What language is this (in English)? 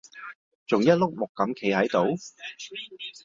Cantonese